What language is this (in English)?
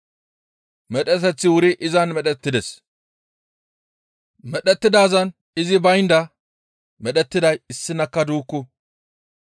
Gamo